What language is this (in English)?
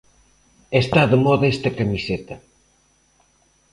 Galician